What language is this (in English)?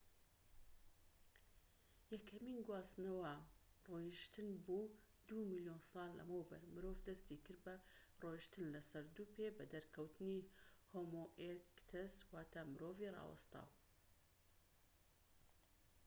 Central Kurdish